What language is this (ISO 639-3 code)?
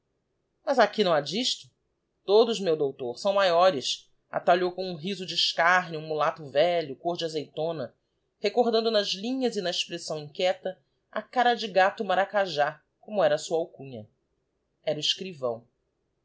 por